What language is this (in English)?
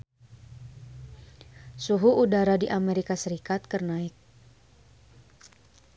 Sundanese